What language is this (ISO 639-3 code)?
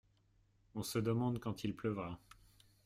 fra